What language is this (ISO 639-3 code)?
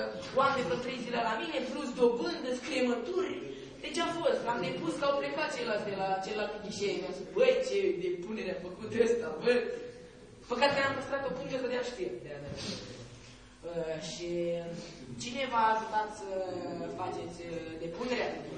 ron